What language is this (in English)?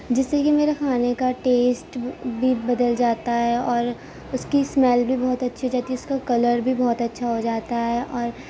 Urdu